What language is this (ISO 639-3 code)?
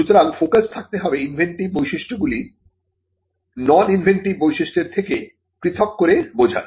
ben